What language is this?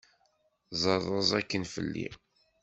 Kabyle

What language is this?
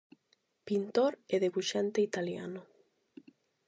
Galician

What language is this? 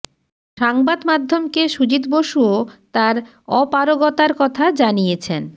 Bangla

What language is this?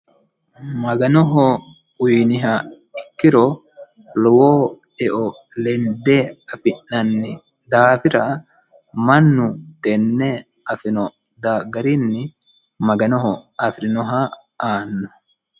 Sidamo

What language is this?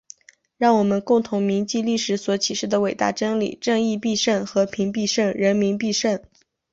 Chinese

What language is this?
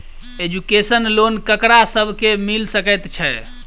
Maithili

